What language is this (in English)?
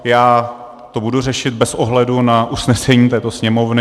Czech